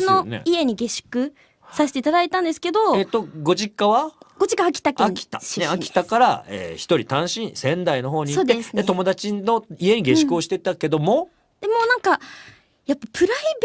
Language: Japanese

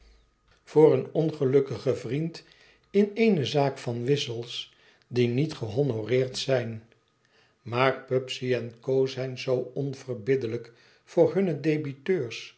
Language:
Dutch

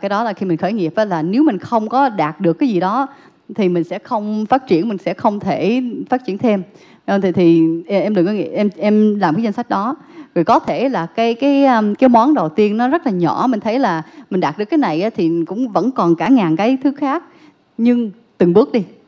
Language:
Vietnamese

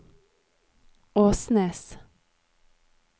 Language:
Norwegian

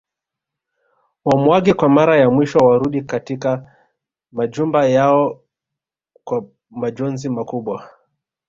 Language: Swahili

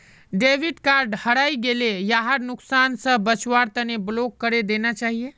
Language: Magahi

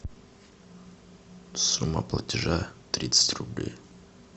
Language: Russian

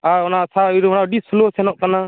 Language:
Santali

